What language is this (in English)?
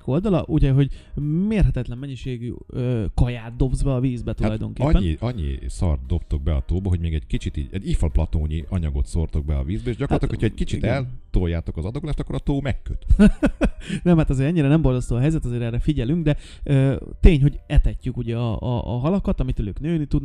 Hungarian